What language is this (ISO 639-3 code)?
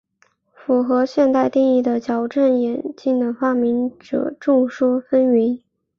zho